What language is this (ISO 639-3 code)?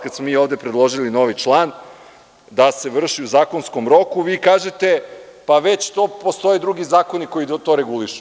srp